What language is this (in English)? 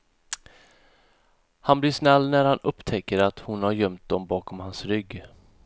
Swedish